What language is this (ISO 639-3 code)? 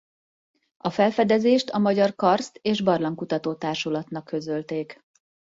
hun